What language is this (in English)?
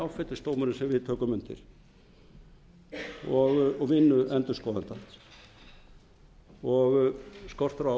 Icelandic